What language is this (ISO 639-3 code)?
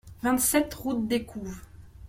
fra